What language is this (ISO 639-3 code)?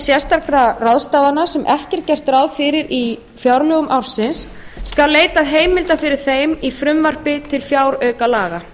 isl